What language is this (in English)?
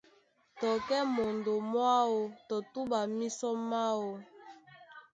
Duala